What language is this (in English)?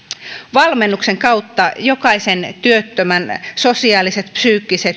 Finnish